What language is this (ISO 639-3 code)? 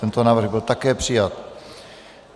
ces